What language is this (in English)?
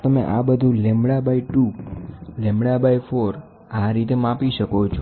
Gujarati